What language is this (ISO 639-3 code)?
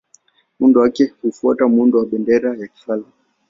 swa